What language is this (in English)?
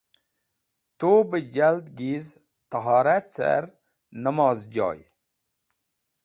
Wakhi